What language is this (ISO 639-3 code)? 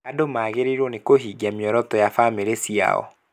kik